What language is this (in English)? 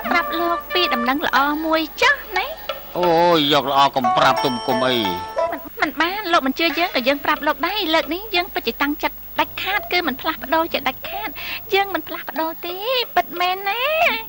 Thai